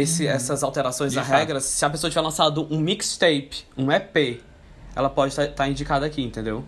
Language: Portuguese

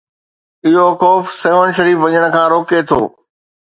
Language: Sindhi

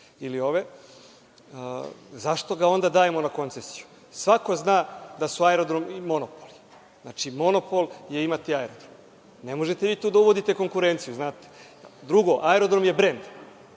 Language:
Serbian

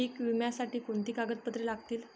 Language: Marathi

